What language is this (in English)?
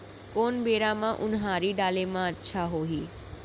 Chhattisgarhi